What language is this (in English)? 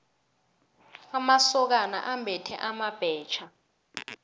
South Ndebele